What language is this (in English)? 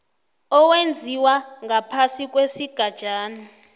South Ndebele